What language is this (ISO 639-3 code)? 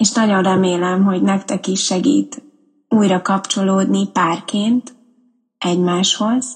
hun